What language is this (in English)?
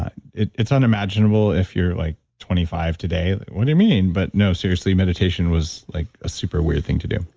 English